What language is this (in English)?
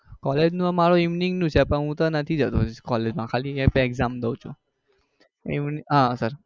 Gujarati